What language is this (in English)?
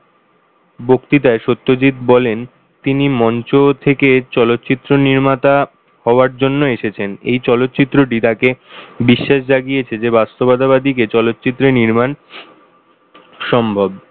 Bangla